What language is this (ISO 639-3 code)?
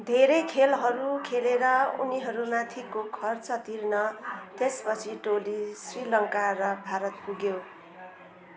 nep